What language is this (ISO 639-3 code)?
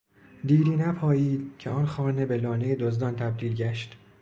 fas